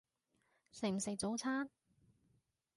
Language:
Cantonese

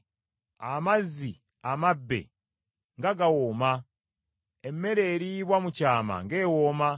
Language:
Ganda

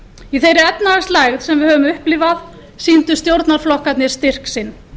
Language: Icelandic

